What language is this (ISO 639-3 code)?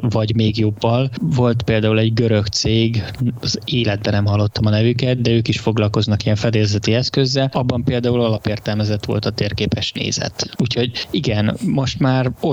hun